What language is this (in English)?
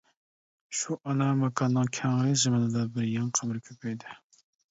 Uyghur